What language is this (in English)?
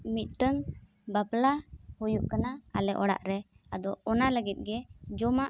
Santali